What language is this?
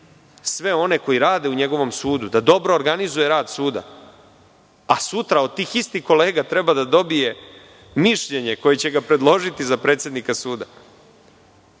Serbian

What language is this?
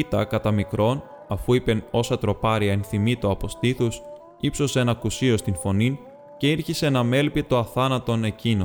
Greek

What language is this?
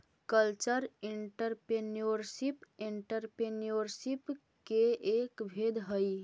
Magahi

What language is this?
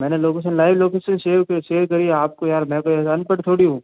Hindi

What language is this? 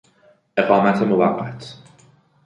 Persian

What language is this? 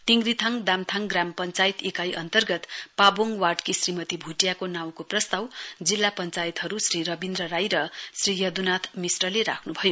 Nepali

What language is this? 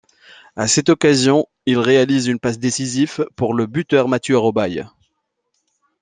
French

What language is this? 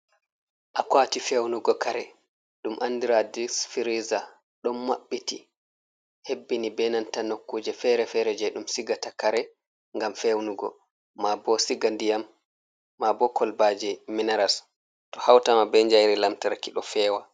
Fula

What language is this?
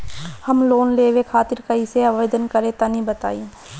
Bhojpuri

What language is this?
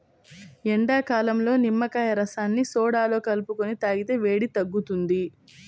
Telugu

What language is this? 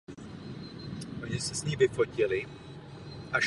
Czech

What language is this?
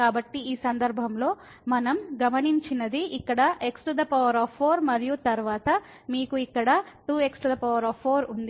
Telugu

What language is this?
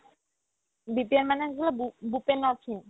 Assamese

